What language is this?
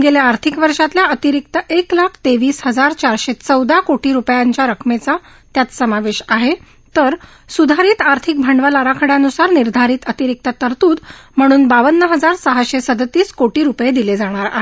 Marathi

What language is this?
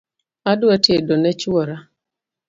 Luo (Kenya and Tanzania)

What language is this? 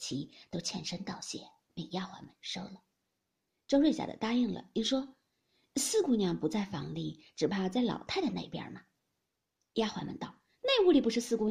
Chinese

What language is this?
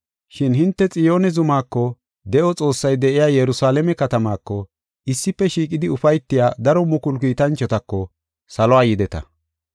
Gofa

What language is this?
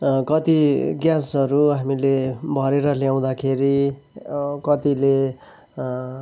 Nepali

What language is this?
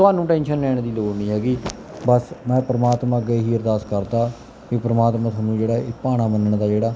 Punjabi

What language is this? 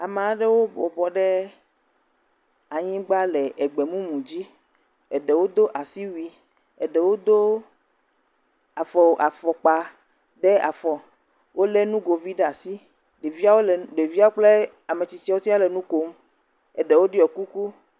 Ewe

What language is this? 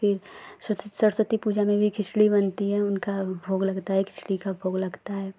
Hindi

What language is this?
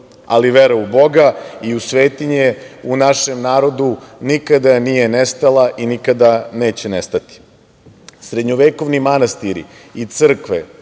Serbian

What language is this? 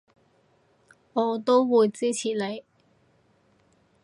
Cantonese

